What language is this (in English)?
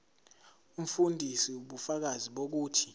Zulu